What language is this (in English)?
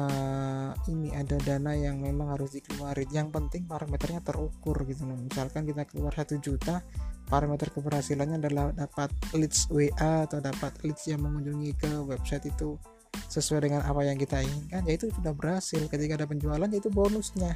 Indonesian